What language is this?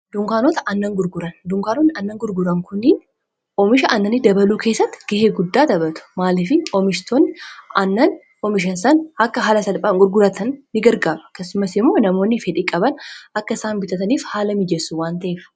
Oromo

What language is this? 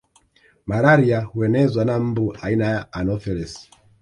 Swahili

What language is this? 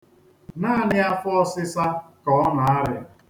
Igbo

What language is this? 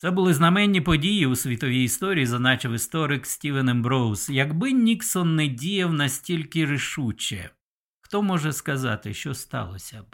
Ukrainian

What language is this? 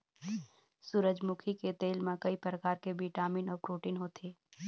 Chhattisgarhi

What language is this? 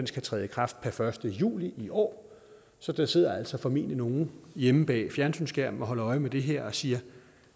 Danish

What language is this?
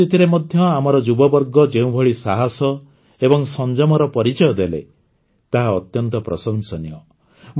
Odia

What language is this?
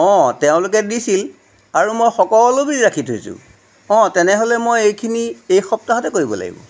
Assamese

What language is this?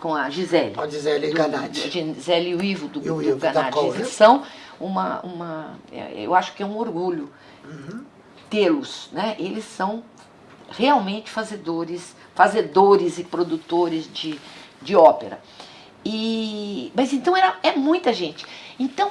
Portuguese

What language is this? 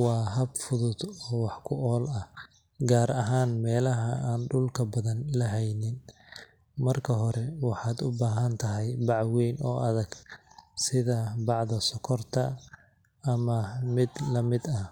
Somali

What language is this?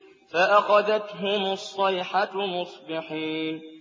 Arabic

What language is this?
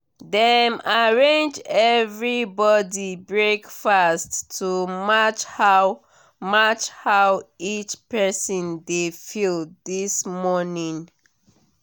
Nigerian Pidgin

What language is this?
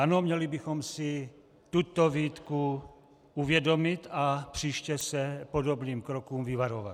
Czech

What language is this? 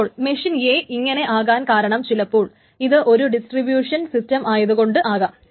Malayalam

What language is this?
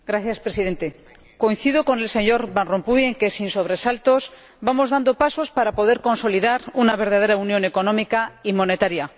Spanish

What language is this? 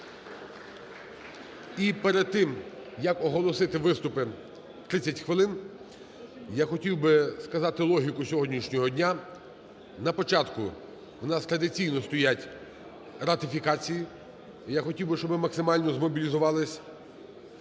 Ukrainian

